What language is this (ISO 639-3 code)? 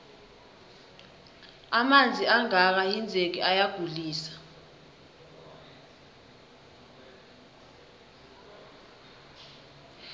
nbl